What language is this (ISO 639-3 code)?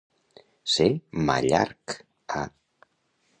cat